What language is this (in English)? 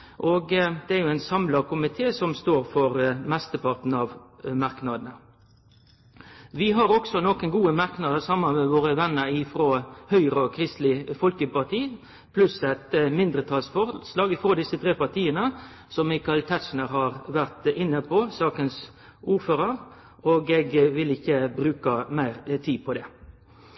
Norwegian Nynorsk